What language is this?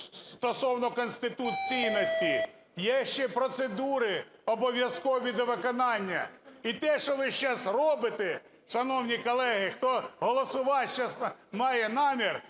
Ukrainian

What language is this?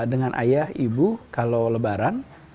Indonesian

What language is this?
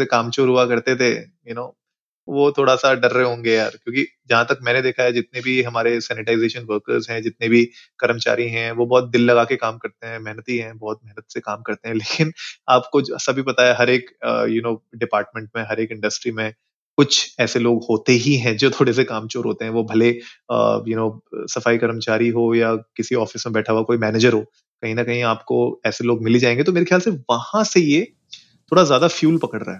Hindi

